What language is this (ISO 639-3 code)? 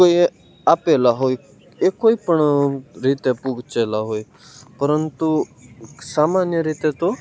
guj